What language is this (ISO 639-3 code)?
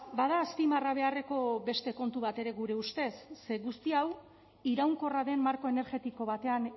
eus